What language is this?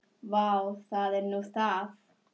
Icelandic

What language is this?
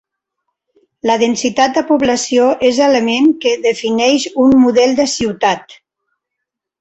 Catalan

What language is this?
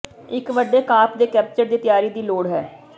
Punjabi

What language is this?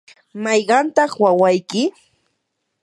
Yanahuanca Pasco Quechua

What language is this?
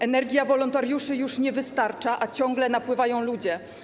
Polish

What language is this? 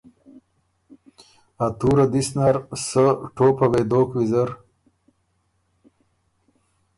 Ormuri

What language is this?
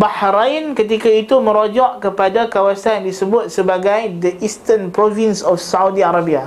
Malay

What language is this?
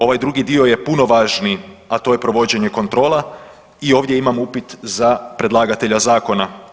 Croatian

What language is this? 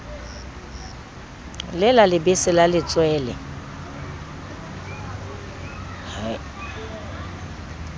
Southern Sotho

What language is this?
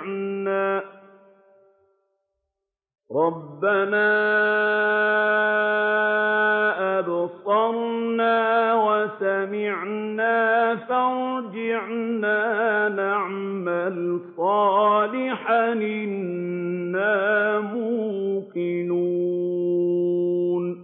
Arabic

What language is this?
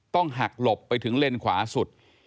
Thai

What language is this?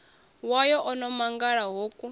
Venda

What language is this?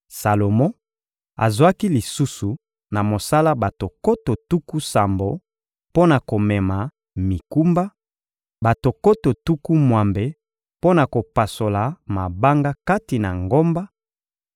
Lingala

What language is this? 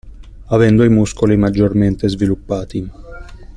Italian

